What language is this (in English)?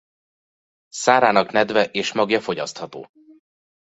Hungarian